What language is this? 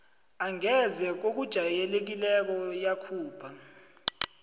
South Ndebele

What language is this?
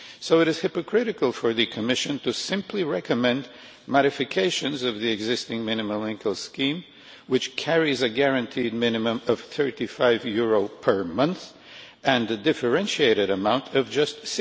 English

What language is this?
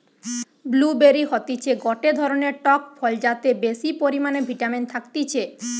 Bangla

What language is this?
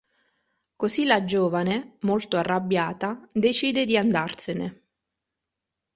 Italian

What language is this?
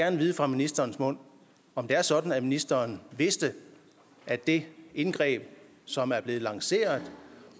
Danish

